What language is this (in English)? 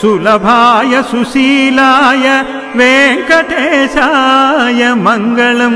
Romanian